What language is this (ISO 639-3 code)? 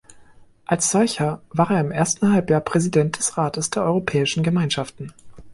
deu